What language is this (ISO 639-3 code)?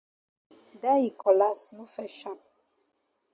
wes